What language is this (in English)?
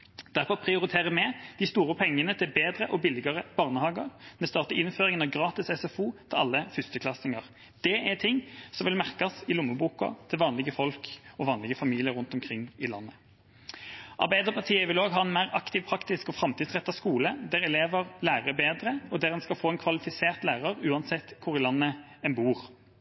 Norwegian Bokmål